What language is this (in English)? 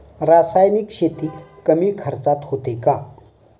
Marathi